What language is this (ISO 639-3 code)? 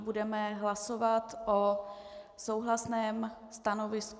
ces